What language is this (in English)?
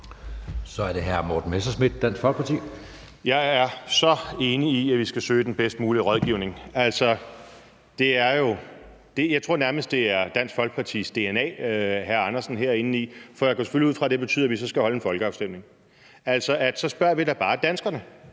Danish